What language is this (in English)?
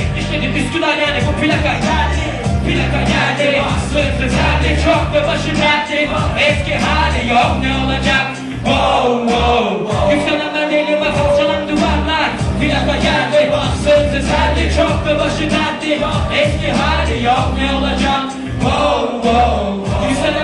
Turkish